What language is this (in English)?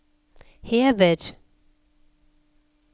Norwegian